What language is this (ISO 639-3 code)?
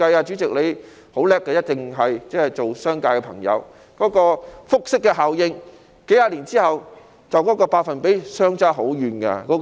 yue